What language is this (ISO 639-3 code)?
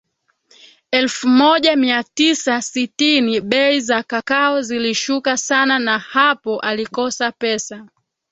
swa